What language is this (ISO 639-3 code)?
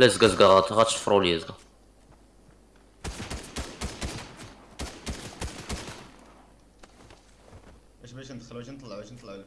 ara